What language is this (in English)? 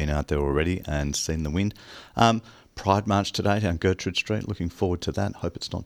English